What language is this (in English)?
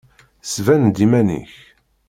Kabyle